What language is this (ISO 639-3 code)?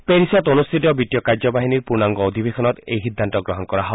asm